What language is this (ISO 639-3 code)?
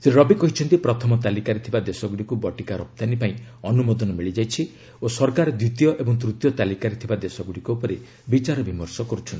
ori